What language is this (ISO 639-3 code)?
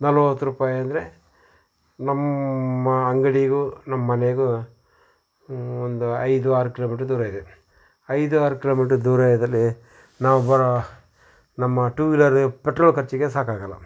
kan